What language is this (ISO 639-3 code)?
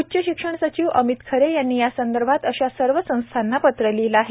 mar